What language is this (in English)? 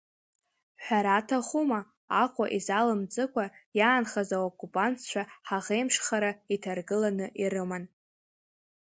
Abkhazian